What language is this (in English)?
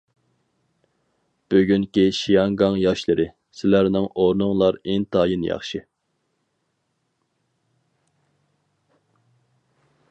Uyghur